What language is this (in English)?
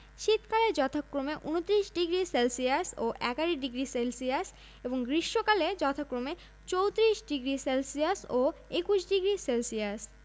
Bangla